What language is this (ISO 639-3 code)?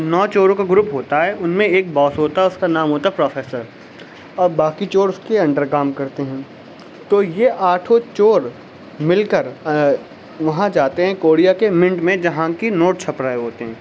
urd